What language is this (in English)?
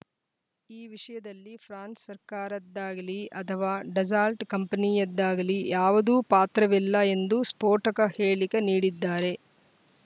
Kannada